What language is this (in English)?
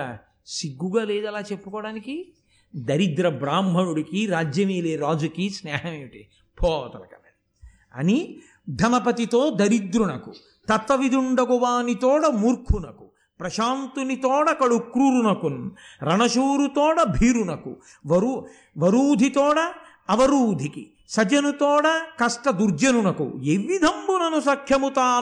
Telugu